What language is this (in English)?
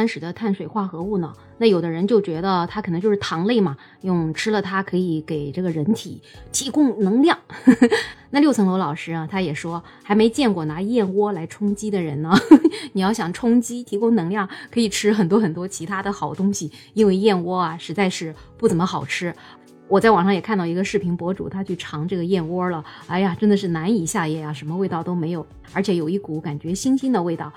Chinese